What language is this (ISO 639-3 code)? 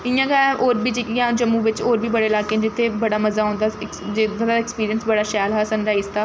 doi